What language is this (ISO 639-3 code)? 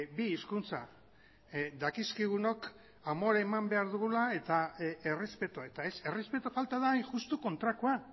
eus